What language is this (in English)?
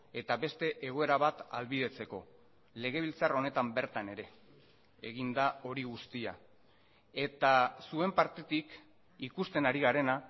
Basque